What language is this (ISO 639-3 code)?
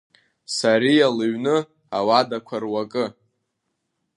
abk